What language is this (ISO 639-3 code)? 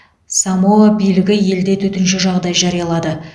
kaz